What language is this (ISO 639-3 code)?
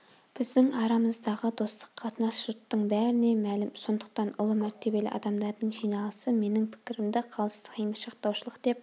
kaz